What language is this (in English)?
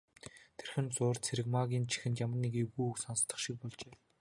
Mongolian